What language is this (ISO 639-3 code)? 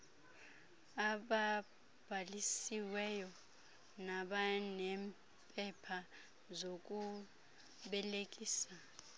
xho